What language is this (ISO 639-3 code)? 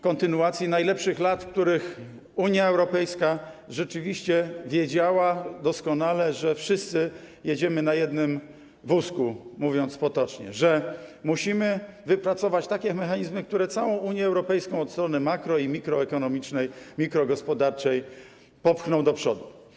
pol